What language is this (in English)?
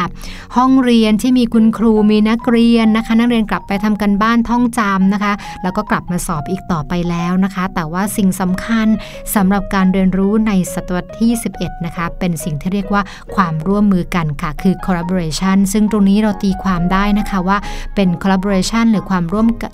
Thai